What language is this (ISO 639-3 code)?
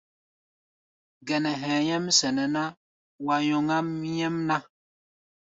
gba